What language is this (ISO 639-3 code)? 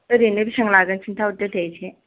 brx